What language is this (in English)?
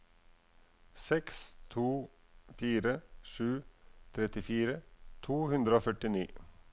Norwegian